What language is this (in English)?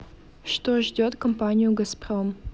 Russian